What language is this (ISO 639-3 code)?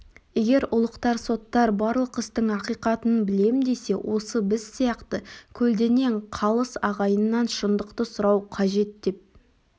kaz